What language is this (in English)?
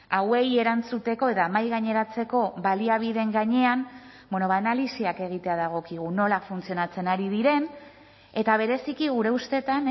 Basque